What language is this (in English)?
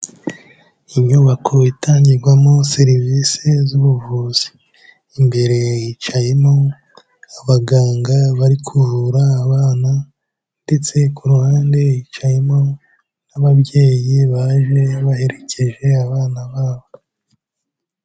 Kinyarwanda